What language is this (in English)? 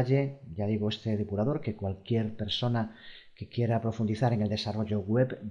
Spanish